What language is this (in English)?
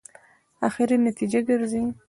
Pashto